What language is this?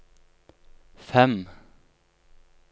Norwegian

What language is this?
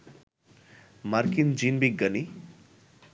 Bangla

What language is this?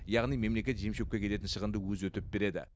Kazakh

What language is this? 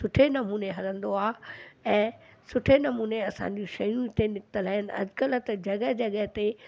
Sindhi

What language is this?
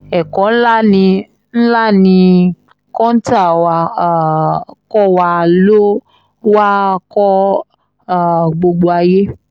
Yoruba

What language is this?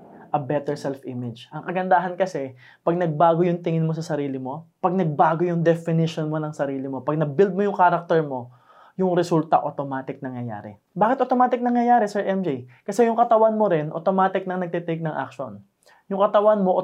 Filipino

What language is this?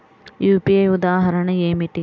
Telugu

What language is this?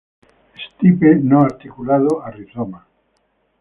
Spanish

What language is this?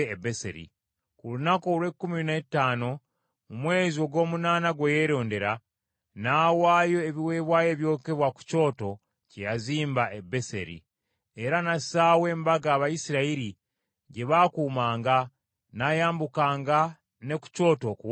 Ganda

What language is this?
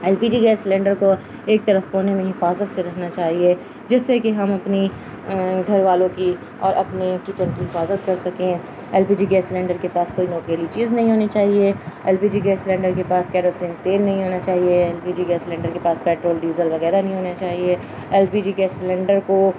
Urdu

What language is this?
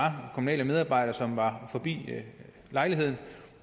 Danish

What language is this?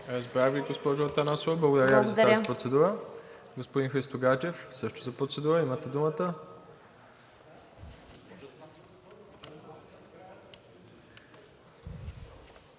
Bulgarian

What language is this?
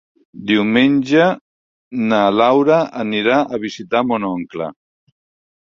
Catalan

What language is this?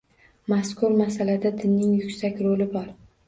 Uzbek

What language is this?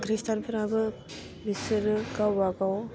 Bodo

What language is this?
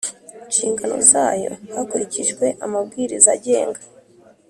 Kinyarwanda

